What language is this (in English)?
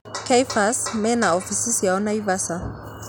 Kikuyu